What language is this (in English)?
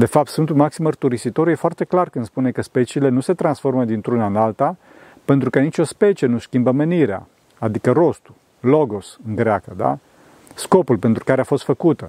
Romanian